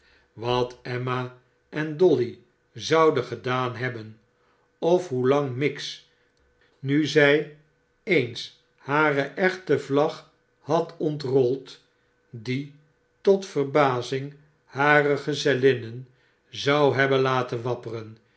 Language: Dutch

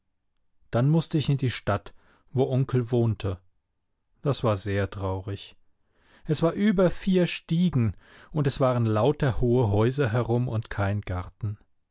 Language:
German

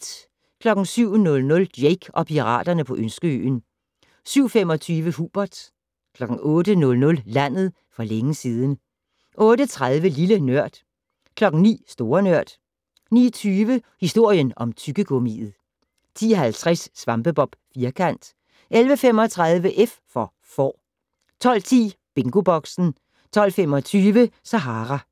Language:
Danish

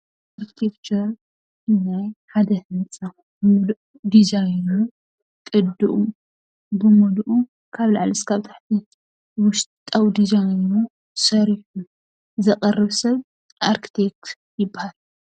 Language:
Tigrinya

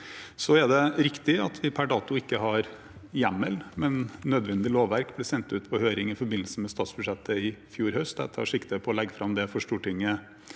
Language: Norwegian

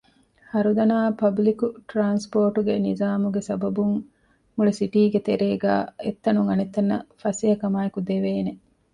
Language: Divehi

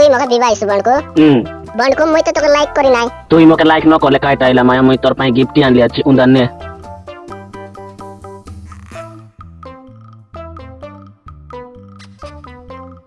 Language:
Indonesian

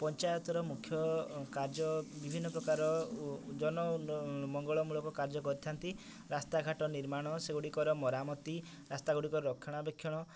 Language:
Odia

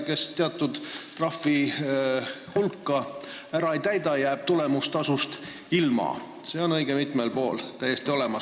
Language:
Estonian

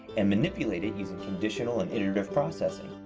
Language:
English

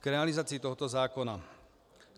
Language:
Czech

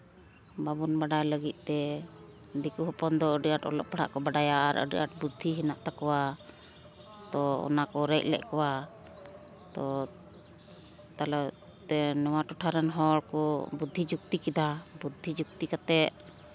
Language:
Santali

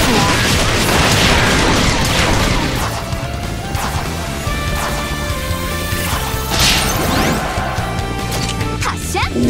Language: Japanese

